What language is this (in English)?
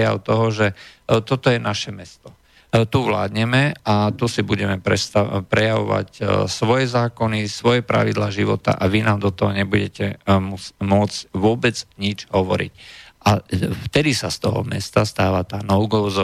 Slovak